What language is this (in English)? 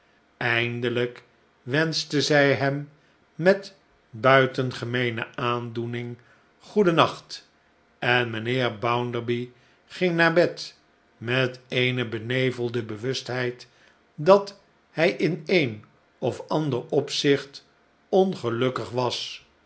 Dutch